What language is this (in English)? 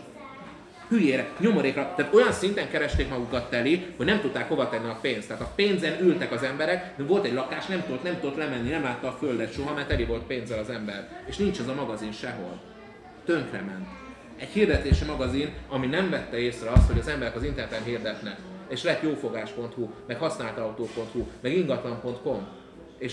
Hungarian